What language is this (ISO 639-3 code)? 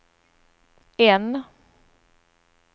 swe